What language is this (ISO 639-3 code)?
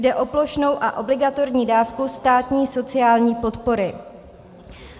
ces